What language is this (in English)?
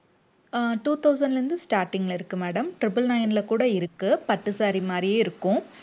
Tamil